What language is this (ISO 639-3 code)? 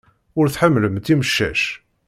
kab